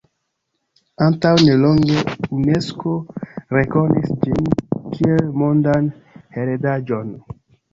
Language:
Esperanto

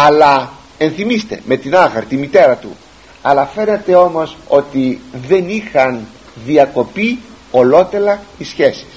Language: Greek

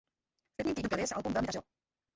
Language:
Czech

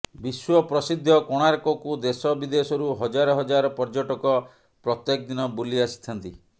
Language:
Odia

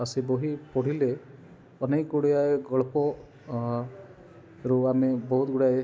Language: Odia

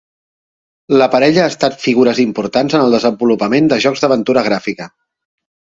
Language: Catalan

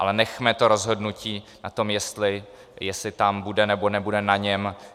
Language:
Czech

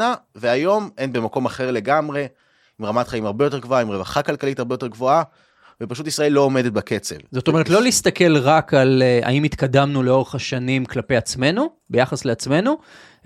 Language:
Hebrew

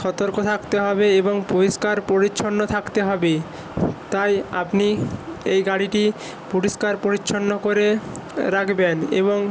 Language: Bangla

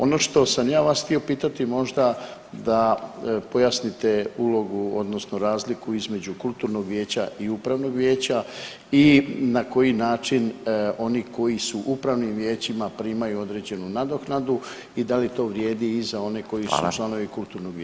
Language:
Croatian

